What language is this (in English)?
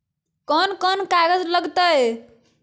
Magahi